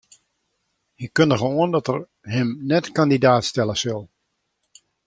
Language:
Western Frisian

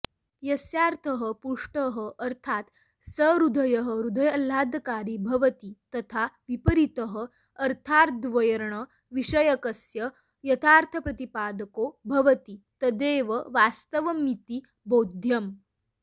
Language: Sanskrit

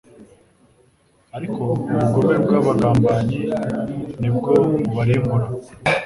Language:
Kinyarwanda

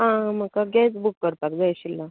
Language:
Konkani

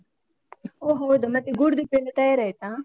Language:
Kannada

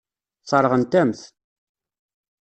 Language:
Kabyle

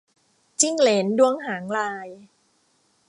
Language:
Thai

